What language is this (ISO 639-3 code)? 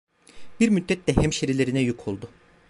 tur